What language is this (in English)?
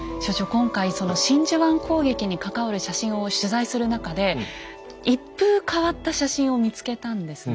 Japanese